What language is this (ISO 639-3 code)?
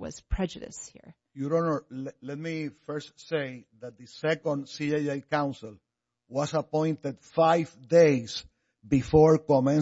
eng